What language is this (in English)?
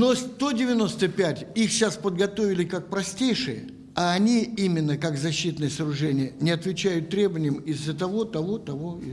Russian